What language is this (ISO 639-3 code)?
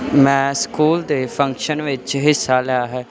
pan